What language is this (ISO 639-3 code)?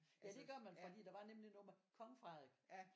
dan